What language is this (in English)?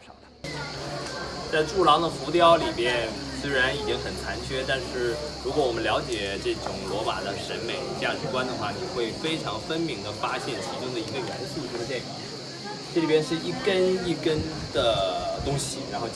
Chinese